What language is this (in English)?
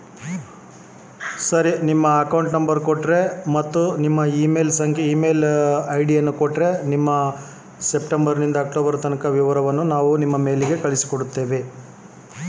Kannada